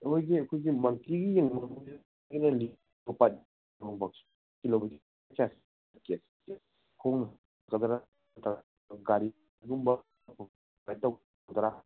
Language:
Manipuri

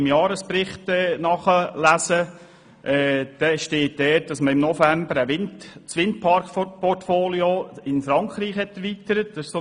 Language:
Swiss German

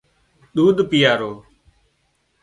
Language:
Wadiyara Koli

